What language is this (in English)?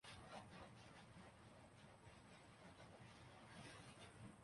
Urdu